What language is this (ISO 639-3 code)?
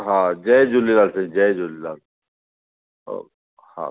snd